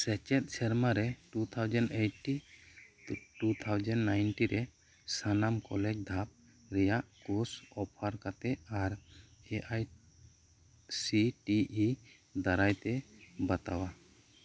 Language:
Santali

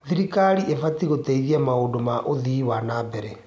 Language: Kikuyu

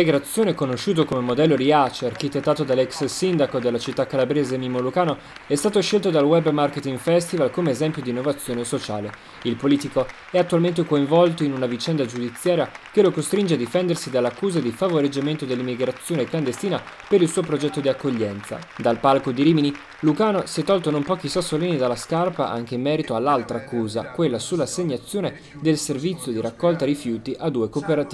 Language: Italian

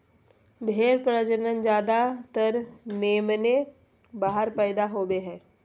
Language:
Magahi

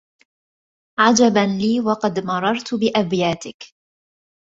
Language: Arabic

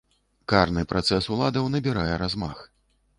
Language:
Belarusian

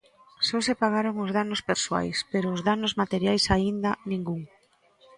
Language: Galician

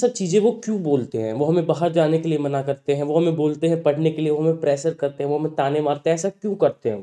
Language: Hindi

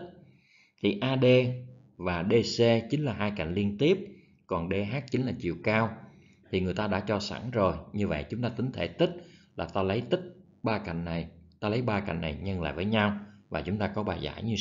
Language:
Vietnamese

